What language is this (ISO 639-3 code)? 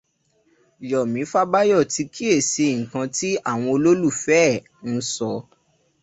yor